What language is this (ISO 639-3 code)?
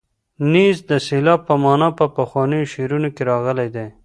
pus